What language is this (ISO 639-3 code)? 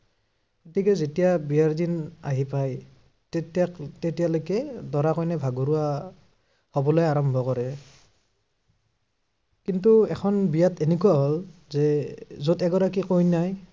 asm